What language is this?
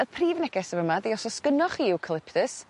Welsh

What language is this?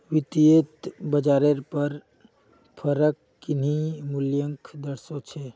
Magahi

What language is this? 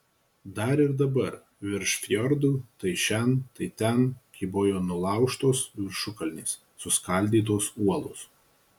Lithuanian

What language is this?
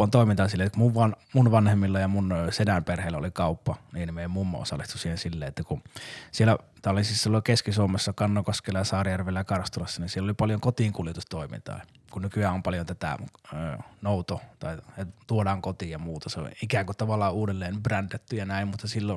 Finnish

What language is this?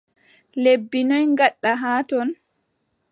Adamawa Fulfulde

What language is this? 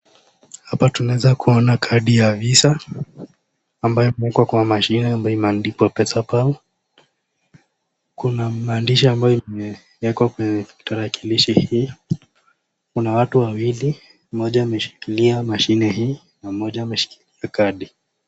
Swahili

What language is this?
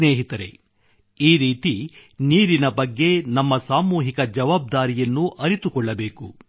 Kannada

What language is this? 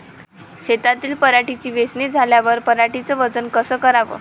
Marathi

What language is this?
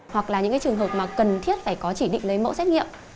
Vietnamese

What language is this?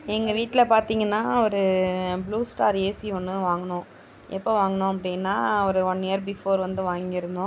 Tamil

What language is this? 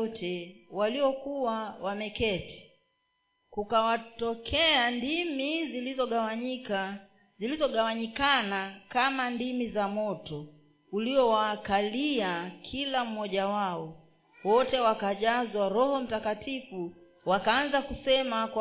Swahili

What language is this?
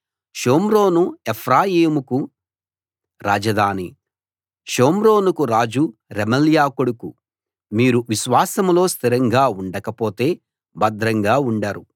Telugu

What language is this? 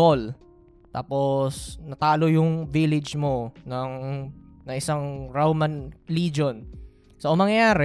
Filipino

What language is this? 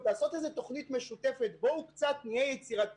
Hebrew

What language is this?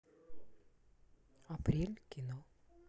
Russian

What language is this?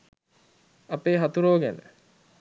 Sinhala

